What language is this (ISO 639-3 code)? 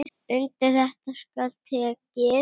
isl